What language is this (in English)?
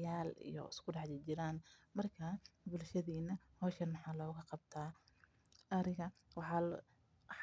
Somali